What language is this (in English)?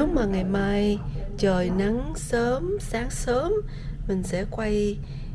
Vietnamese